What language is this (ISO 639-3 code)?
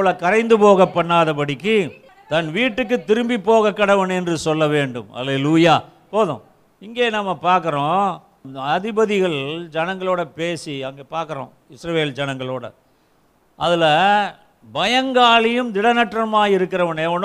tam